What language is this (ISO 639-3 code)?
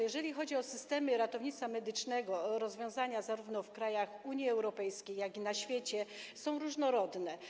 pol